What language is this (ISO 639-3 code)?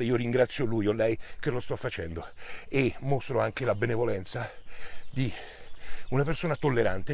ita